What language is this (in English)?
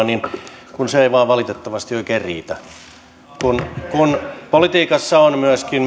Finnish